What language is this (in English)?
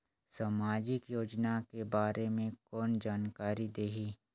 Chhattisgarhi